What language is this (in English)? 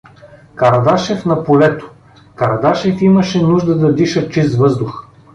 Bulgarian